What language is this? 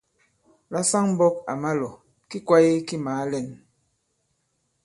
Bankon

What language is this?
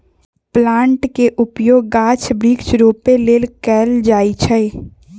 Magahi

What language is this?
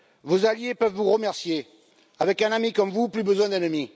French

